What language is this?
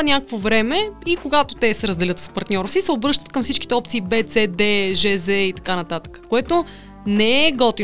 Bulgarian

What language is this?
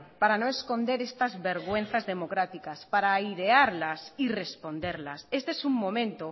Spanish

